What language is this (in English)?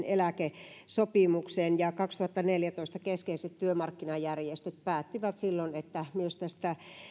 Finnish